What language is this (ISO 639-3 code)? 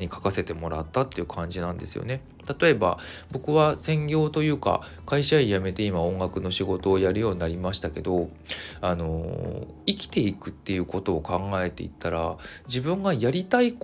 jpn